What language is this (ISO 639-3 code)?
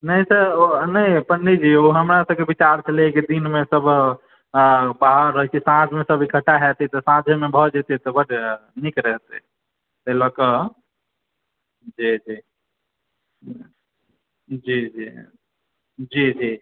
mai